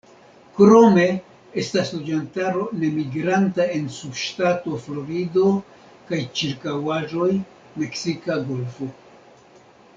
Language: Esperanto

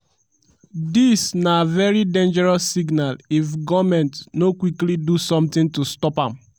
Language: Nigerian Pidgin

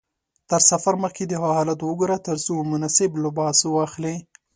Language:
Pashto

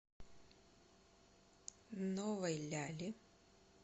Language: Russian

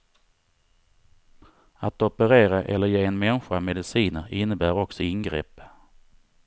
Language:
Swedish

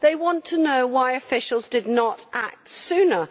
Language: English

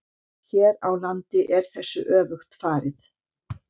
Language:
Icelandic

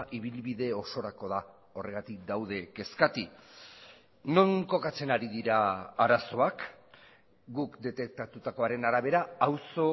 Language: Basque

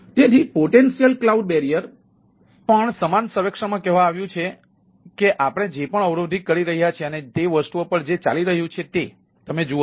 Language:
Gujarati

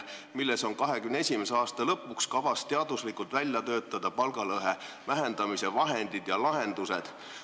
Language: Estonian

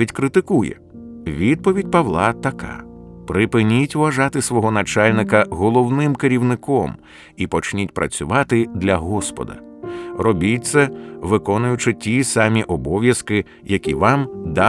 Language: Ukrainian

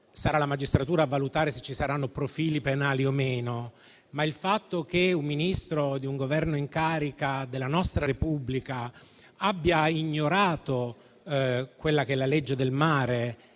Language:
Italian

